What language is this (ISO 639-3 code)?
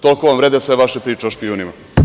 srp